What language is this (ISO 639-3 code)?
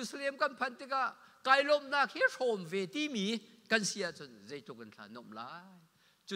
tha